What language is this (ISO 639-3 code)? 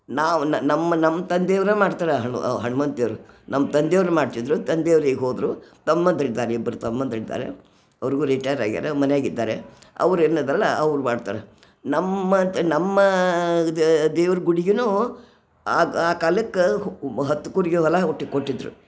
kan